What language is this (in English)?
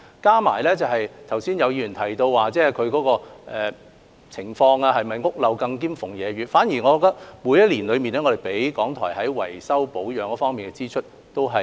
Cantonese